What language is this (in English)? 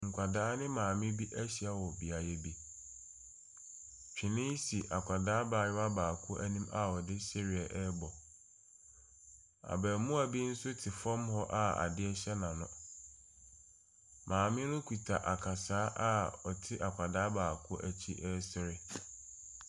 Akan